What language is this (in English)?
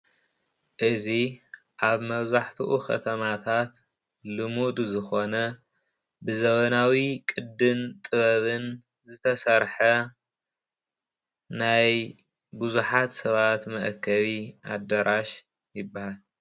Tigrinya